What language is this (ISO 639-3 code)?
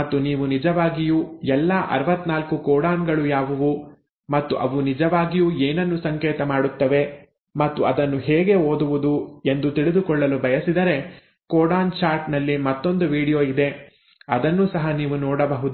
kan